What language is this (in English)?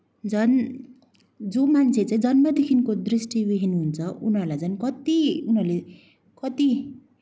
Nepali